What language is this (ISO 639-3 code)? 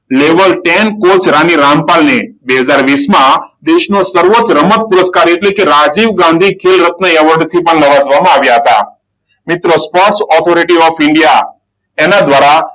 guj